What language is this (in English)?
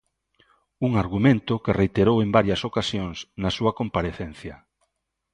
Galician